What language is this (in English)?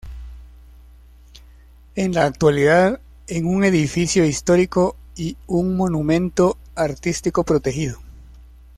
Spanish